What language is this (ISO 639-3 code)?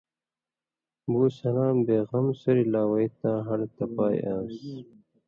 mvy